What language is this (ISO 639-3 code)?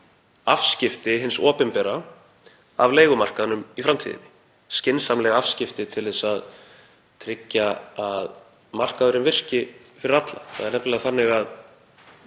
isl